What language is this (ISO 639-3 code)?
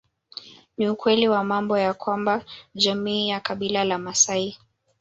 swa